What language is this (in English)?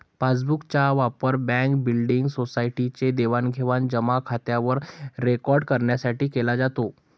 Marathi